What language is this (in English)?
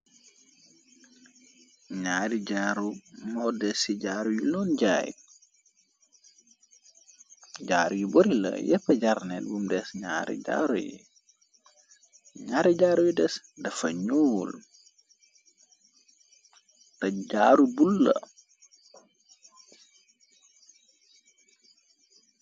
Wolof